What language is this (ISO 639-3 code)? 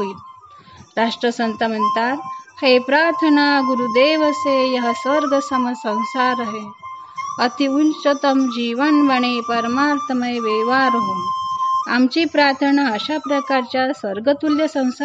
mar